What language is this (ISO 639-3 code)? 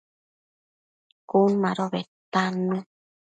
mcf